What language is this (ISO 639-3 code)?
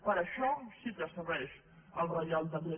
cat